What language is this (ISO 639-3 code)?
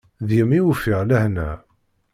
kab